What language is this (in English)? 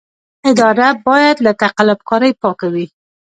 Pashto